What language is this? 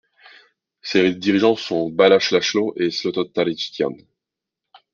French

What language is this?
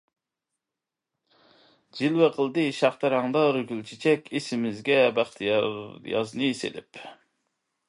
Uyghur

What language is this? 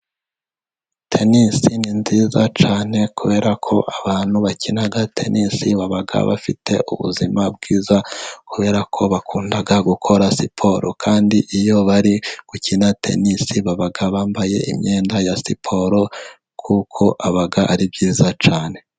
Kinyarwanda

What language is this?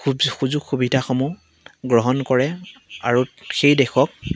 Assamese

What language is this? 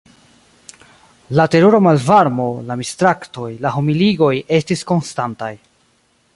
Esperanto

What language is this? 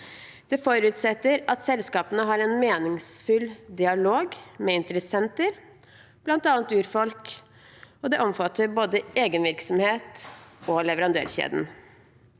Norwegian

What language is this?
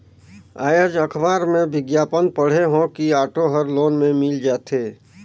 Chhattisgarhi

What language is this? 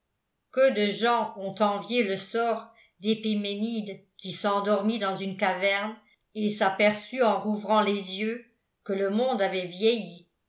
French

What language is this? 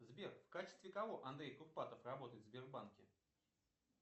Russian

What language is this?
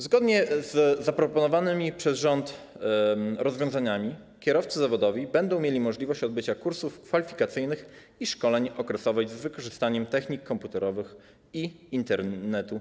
Polish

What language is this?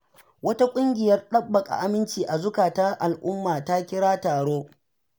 Hausa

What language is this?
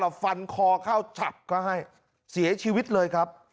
Thai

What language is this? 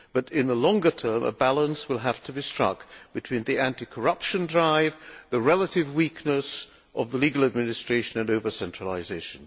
English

